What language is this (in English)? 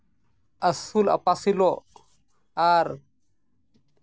Santali